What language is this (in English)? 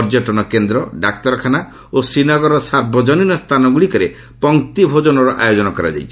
Odia